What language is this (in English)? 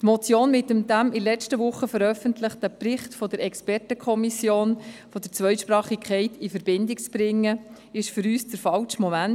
Swiss German